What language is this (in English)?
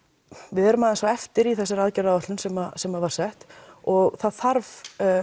Icelandic